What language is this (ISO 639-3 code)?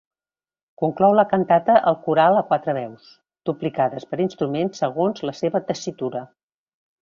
cat